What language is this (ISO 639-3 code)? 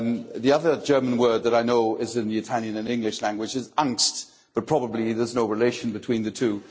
eng